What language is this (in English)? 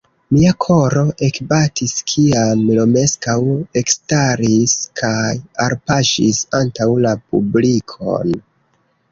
Esperanto